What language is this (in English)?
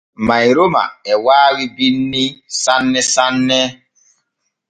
Borgu Fulfulde